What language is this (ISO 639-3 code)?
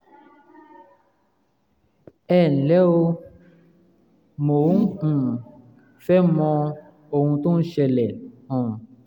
yor